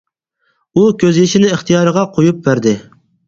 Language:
Uyghur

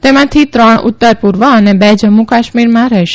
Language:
Gujarati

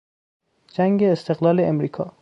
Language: Persian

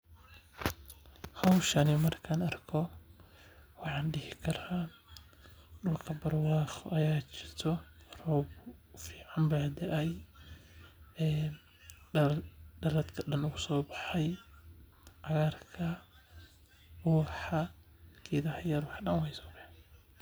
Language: Somali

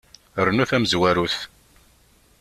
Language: Kabyle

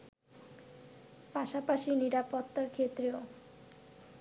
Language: Bangla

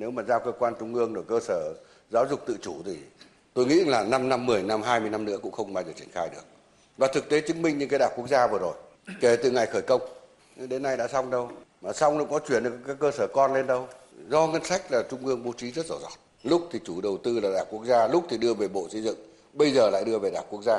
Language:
Vietnamese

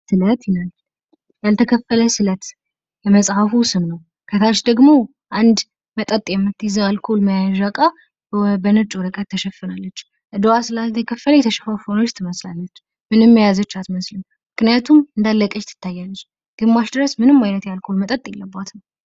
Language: Amharic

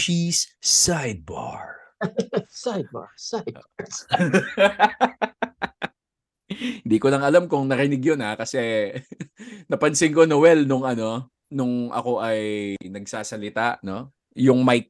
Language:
Filipino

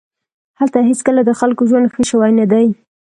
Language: Pashto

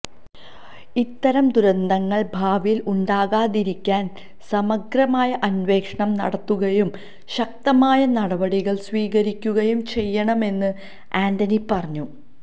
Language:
Malayalam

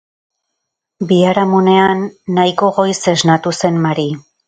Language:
Basque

